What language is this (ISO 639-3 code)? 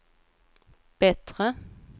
swe